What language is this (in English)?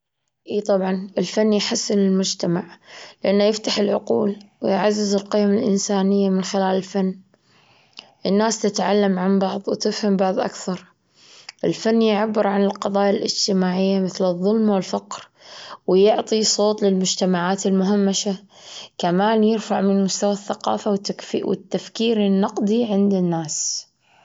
Gulf Arabic